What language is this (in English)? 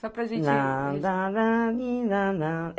Portuguese